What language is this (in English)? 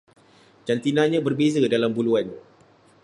Malay